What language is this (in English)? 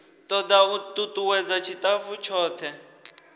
Venda